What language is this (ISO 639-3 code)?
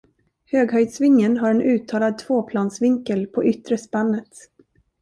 swe